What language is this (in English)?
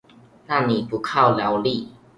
Chinese